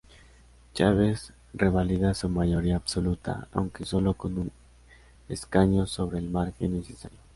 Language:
Spanish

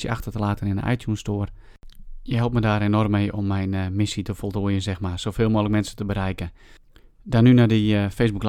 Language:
Dutch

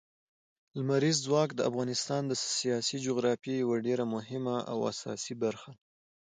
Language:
Pashto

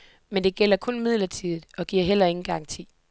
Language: Danish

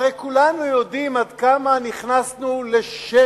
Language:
Hebrew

